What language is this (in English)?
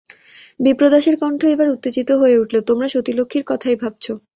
Bangla